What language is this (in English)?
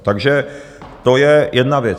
Czech